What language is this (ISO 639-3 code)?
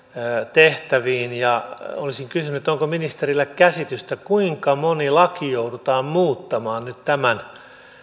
fin